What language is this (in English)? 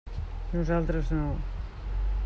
Catalan